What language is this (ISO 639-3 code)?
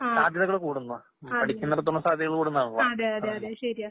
mal